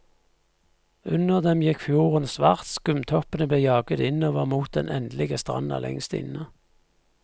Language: Norwegian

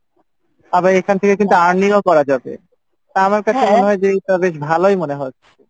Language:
Bangla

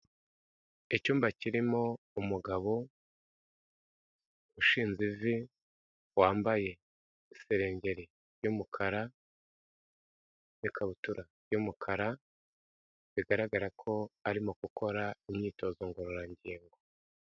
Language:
Kinyarwanda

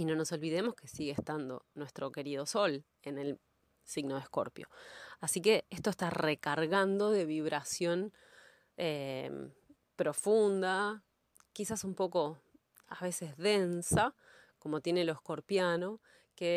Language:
Spanish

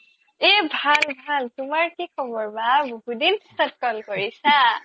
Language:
Assamese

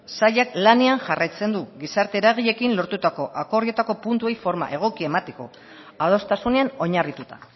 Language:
Basque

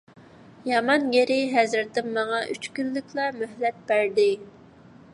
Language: Uyghur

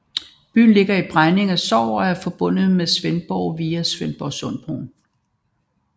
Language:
Danish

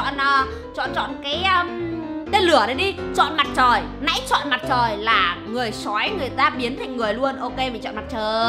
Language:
Vietnamese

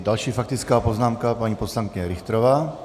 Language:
Czech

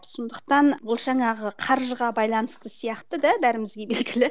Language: Kazakh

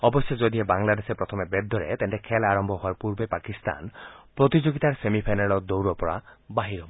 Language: Assamese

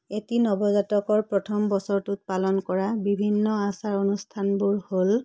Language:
Assamese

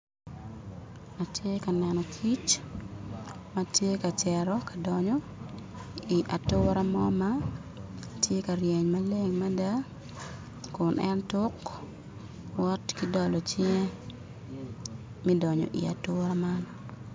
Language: Acoli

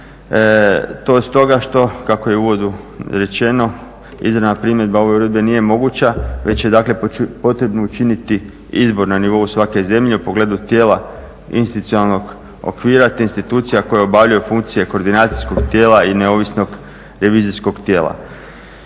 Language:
Croatian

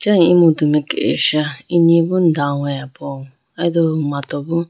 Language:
Idu-Mishmi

